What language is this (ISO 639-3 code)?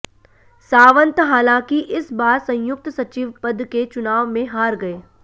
hin